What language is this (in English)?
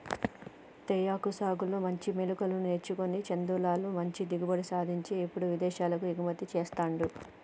Telugu